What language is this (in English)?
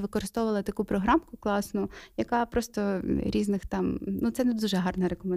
Ukrainian